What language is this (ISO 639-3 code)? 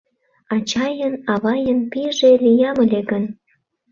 chm